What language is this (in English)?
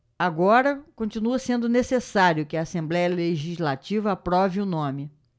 Portuguese